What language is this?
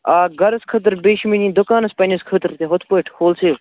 Kashmiri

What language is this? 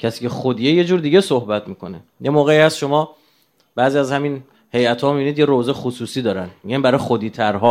Persian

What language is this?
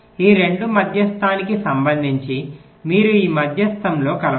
Telugu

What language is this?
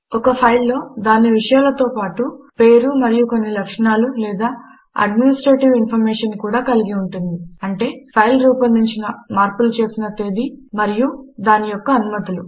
Telugu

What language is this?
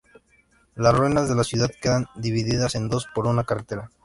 Spanish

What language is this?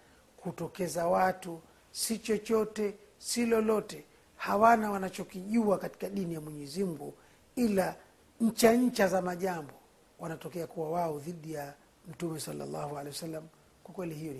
Swahili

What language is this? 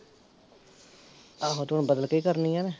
Punjabi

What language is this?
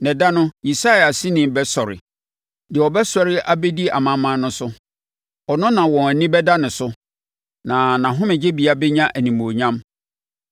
Akan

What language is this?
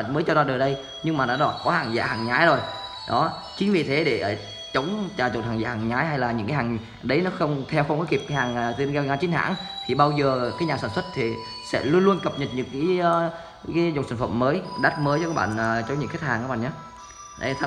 Vietnamese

